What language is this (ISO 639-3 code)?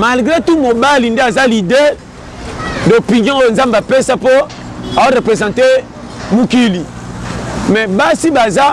fra